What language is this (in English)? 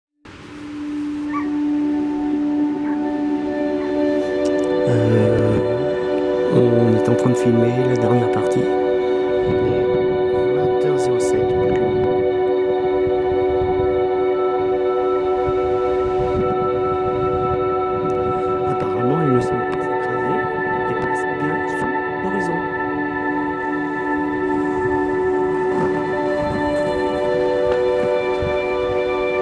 French